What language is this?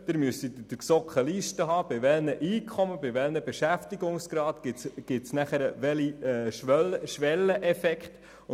Swiss German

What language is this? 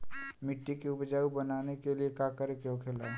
Bhojpuri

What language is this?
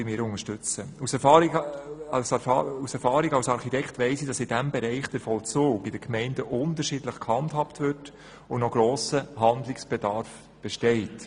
Swiss German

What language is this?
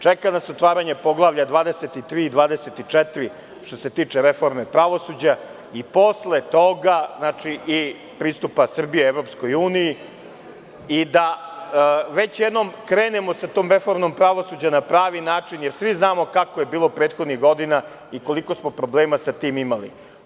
Serbian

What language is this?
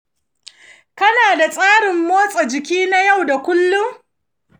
Hausa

